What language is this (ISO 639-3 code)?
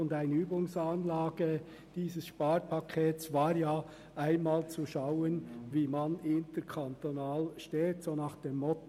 gsw